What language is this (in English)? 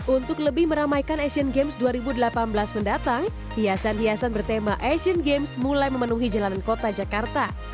Indonesian